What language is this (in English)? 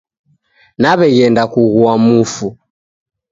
Taita